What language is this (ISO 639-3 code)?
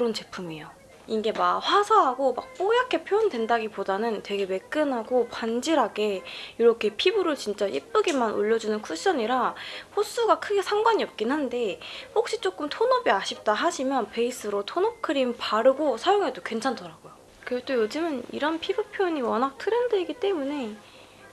kor